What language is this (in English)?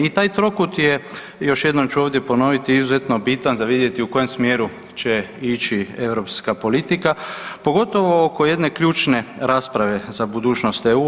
Croatian